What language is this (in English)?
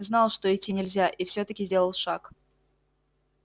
Russian